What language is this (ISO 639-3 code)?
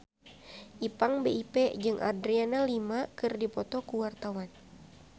sun